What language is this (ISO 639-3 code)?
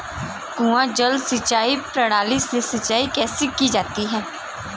hin